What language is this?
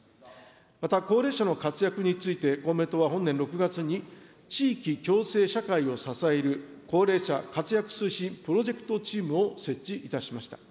Japanese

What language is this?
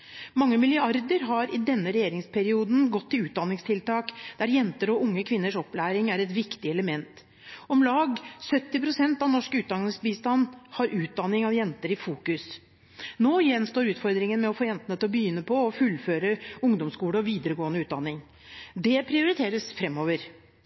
Norwegian Bokmål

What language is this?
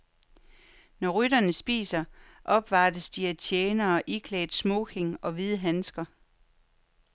Danish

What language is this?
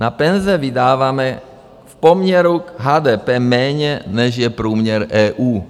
Czech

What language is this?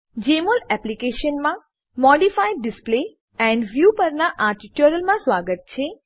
Gujarati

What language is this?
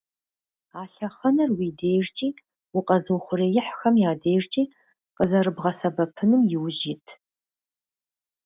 Kabardian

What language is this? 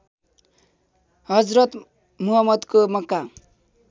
Nepali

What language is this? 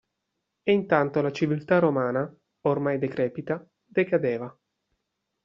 Italian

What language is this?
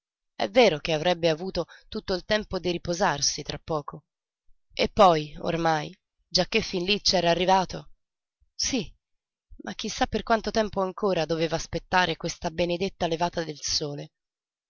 Italian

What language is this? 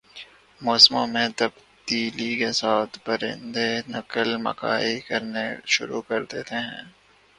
Urdu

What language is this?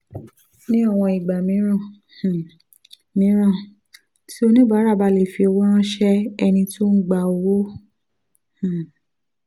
Yoruba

